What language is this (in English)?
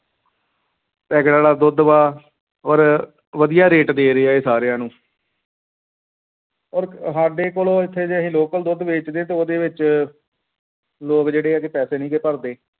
Punjabi